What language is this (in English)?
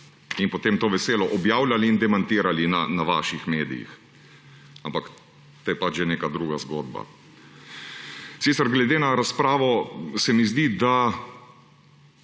Slovenian